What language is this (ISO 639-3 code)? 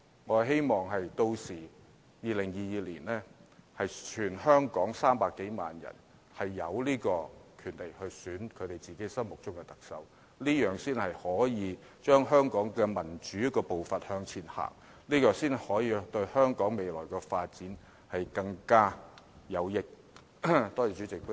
yue